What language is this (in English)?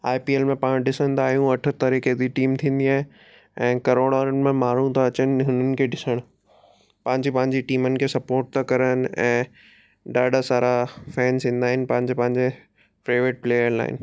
Sindhi